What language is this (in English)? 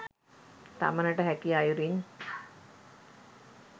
Sinhala